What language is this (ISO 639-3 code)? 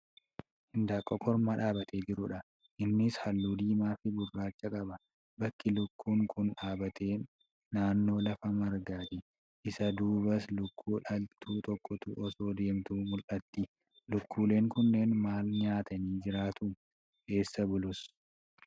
orm